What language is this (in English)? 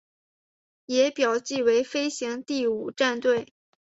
Chinese